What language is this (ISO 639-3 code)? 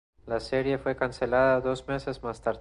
spa